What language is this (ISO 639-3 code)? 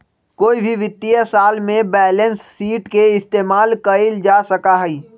mag